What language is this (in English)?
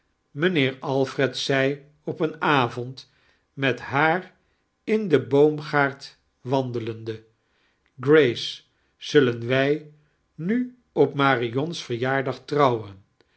Dutch